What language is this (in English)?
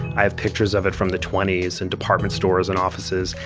English